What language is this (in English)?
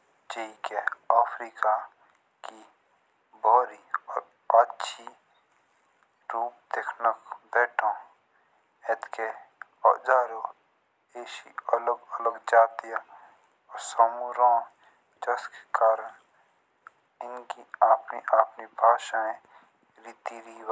Jaunsari